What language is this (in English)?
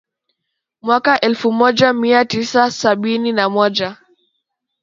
Swahili